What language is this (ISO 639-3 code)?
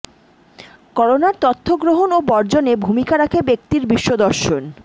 ben